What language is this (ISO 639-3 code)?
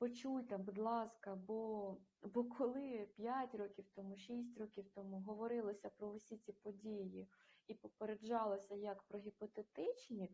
ukr